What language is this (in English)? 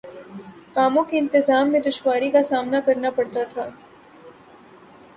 Urdu